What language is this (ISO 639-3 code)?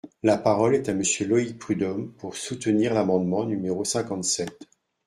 fra